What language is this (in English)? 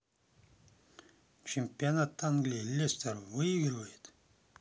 Russian